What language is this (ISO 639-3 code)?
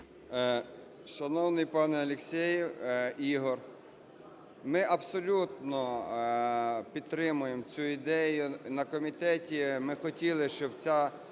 ukr